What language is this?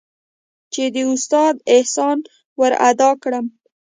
Pashto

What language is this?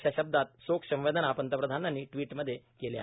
Marathi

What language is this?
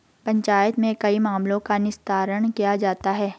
Hindi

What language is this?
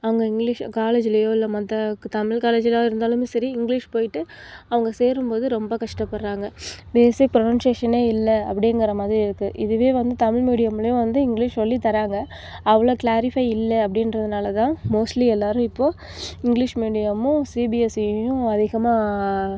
Tamil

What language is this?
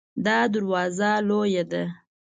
Pashto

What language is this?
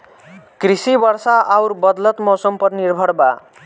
Bhojpuri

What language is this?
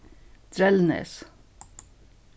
Faroese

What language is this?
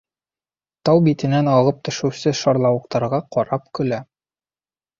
Bashkir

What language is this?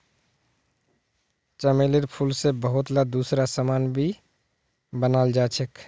Magahi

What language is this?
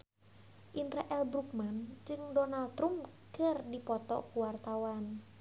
Sundanese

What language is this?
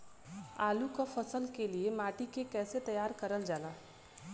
Bhojpuri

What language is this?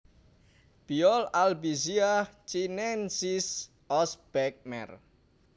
Javanese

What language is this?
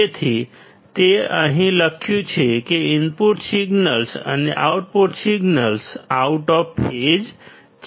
Gujarati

